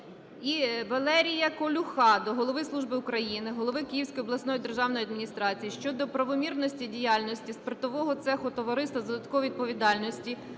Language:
Ukrainian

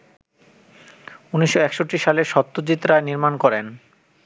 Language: Bangla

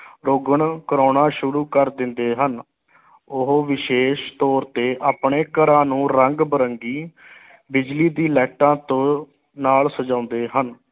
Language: Punjabi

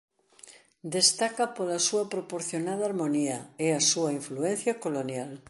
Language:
Galician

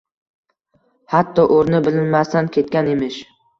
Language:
Uzbek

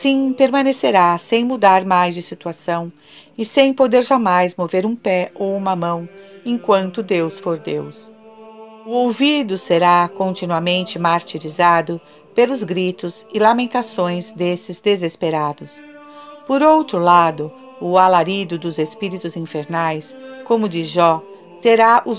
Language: Portuguese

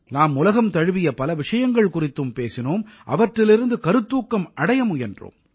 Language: Tamil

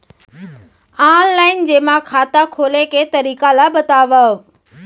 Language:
Chhattisgarhi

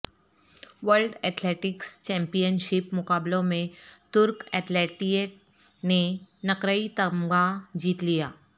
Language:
Urdu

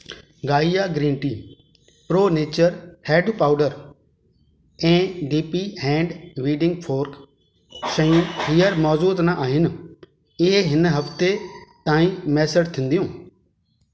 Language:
Sindhi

